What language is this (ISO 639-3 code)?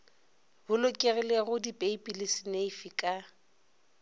nso